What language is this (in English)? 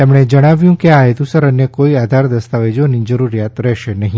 Gujarati